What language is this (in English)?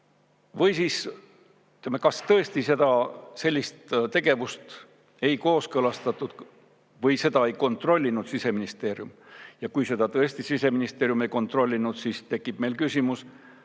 Estonian